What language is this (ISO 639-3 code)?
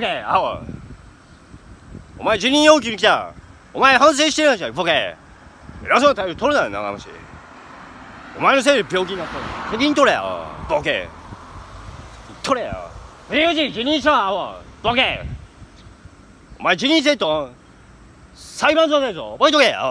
jpn